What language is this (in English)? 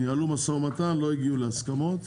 Hebrew